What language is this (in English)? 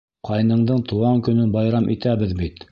Bashkir